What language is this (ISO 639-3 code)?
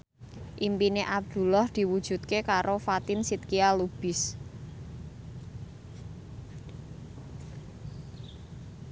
jav